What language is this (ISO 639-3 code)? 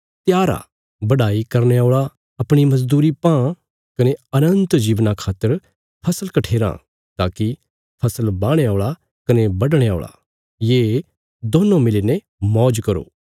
kfs